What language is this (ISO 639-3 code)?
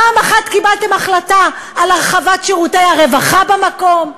heb